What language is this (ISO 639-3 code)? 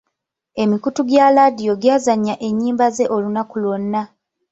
lug